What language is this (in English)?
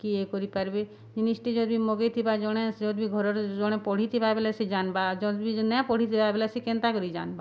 Odia